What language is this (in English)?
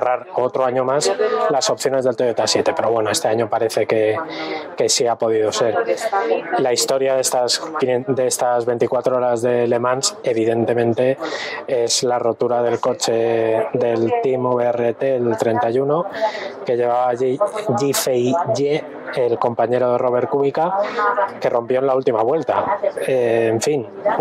Spanish